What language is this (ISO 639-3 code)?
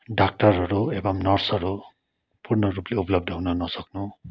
nep